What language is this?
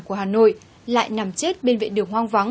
Vietnamese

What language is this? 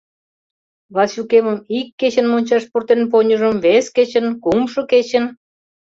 Mari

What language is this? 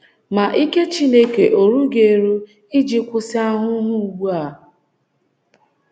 Igbo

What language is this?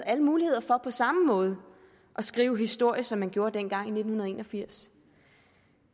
Danish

